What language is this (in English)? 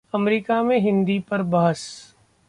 Hindi